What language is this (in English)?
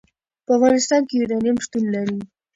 Pashto